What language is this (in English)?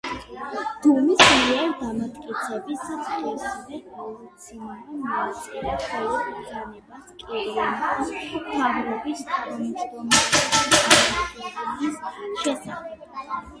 Georgian